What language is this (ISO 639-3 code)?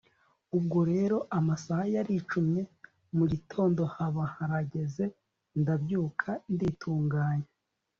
kin